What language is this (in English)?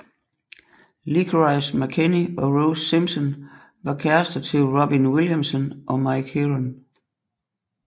Danish